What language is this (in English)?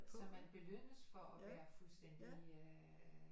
Danish